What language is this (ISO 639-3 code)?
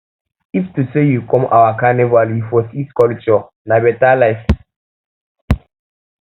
pcm